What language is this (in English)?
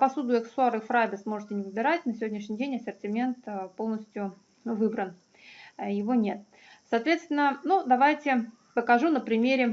Russian